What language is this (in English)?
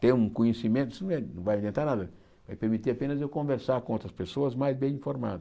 Portuguese